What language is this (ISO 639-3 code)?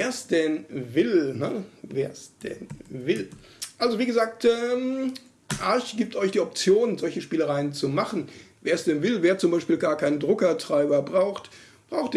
deu